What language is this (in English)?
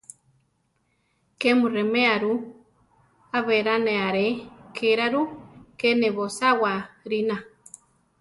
Central Tarahumara